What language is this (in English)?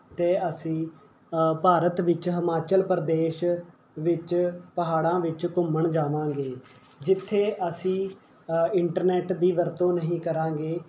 Punjabi